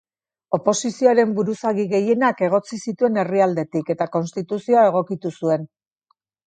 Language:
Basque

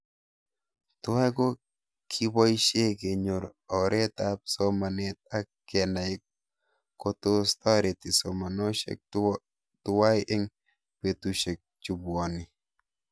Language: Kalenjin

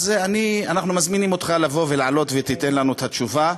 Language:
Hebrew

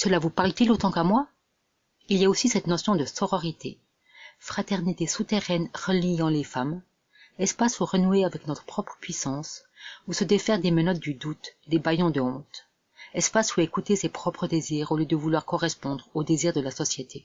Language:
French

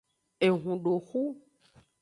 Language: Aja (Benin)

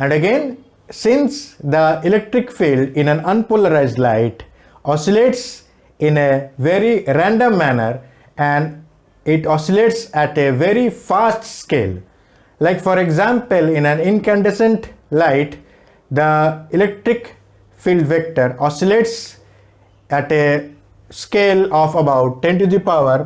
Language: English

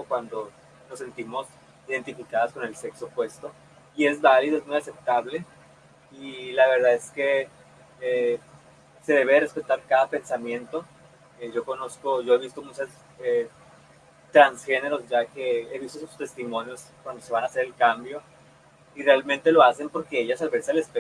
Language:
Spanish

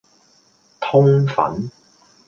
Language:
Cantonese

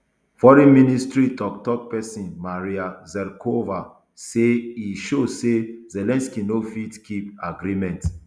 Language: Nigerian Pidgin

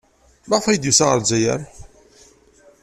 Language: Kabyle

